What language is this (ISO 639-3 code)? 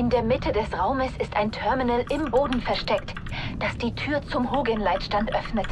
deu